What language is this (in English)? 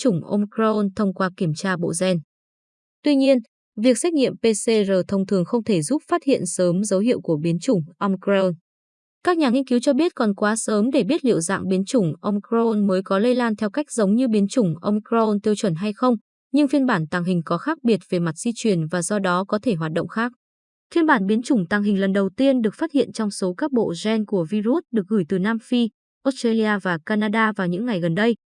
Vietnamese